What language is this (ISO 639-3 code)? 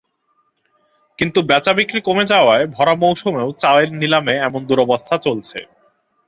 ben